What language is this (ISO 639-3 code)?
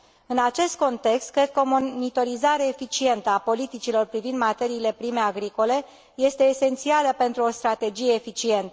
ron